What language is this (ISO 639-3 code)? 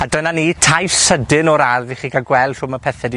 cym